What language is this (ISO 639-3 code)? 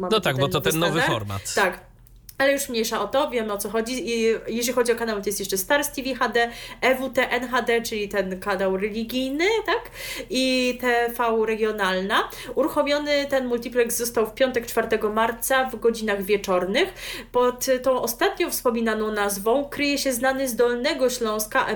pol